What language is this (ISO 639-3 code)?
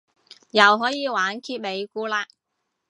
yue